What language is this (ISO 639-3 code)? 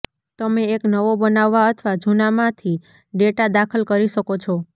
guj